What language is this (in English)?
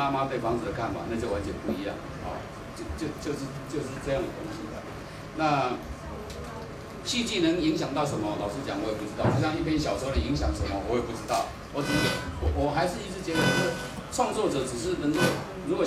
Chinese